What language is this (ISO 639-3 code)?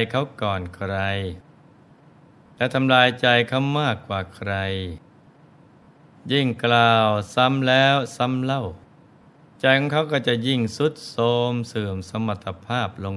tha